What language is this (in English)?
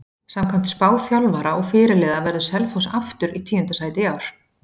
Icelandic